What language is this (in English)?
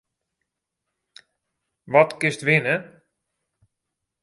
Western Frisian